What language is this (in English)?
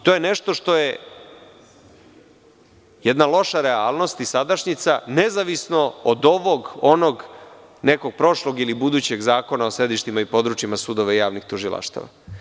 Serbian